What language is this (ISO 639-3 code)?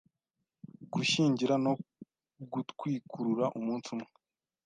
kin